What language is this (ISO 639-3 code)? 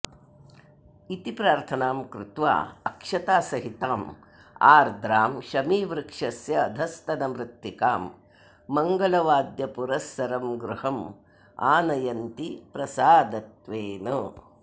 san